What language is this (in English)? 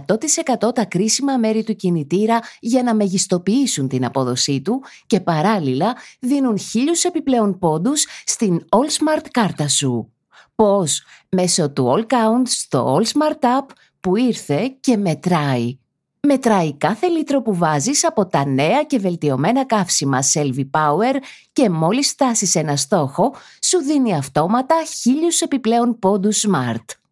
Greek